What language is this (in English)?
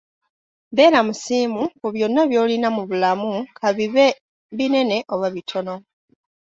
Ganda